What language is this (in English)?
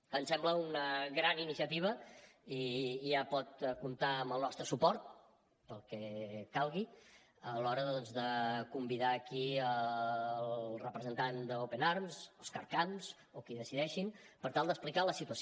Catalan